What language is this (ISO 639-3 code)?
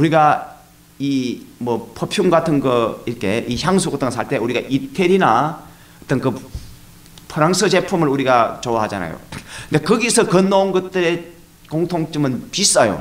kor